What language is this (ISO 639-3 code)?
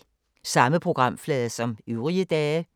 dan